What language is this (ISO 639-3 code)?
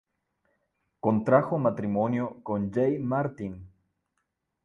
spa